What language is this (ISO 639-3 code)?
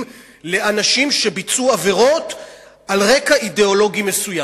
heb